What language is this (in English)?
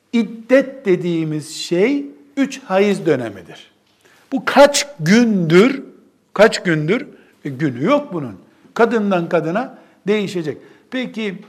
Turkish